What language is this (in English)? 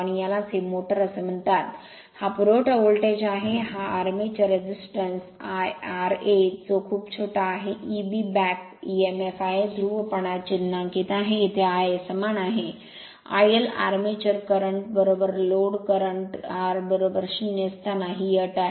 Marathi